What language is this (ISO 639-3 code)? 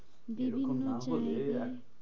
ben